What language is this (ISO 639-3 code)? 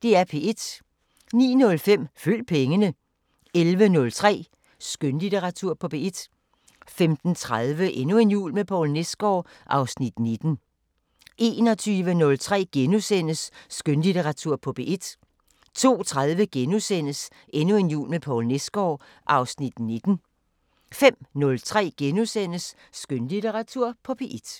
dan